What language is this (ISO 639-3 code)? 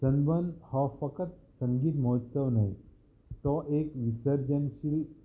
kok